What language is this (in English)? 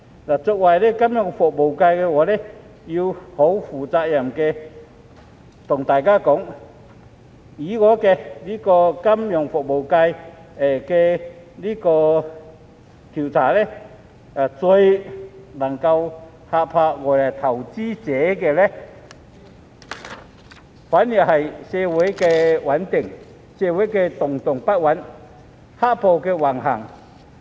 Cantonese